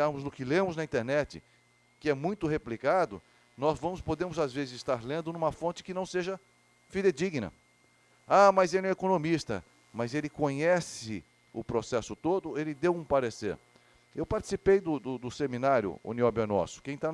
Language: Portuguese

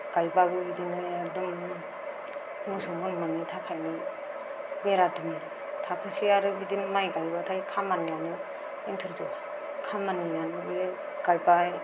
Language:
Bodo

